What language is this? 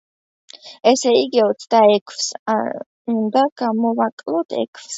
Georgian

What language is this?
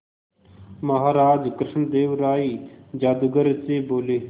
Hindi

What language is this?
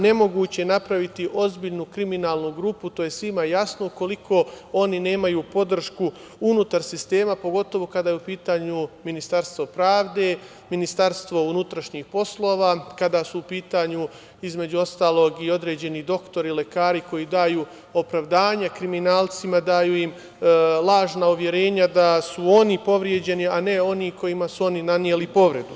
Serbian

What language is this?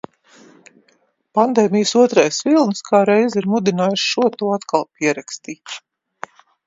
Latvian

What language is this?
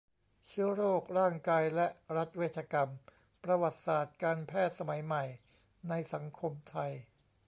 Thai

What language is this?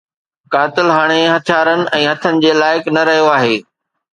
Sindhi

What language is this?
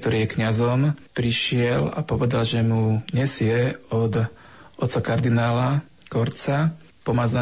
Slovak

